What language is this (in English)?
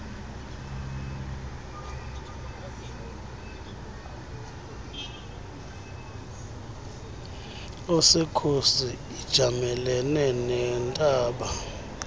Xhosa